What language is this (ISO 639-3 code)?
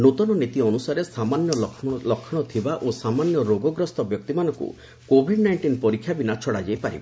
ori